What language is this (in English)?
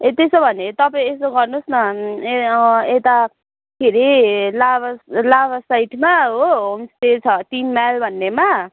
Nepali